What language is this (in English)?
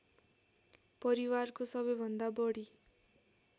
Nepali